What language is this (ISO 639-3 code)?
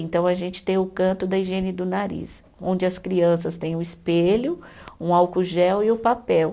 por